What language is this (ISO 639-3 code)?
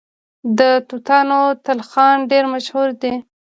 pus